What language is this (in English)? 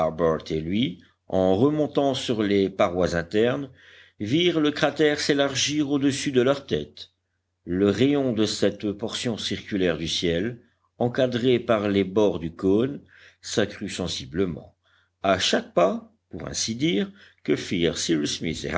French